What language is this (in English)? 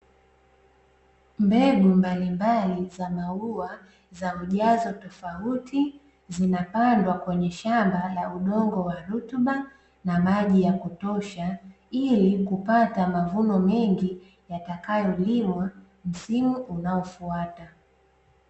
Swahili